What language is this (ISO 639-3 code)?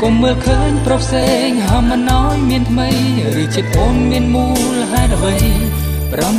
tha